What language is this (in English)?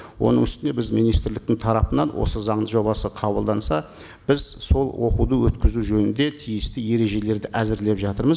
Kazakh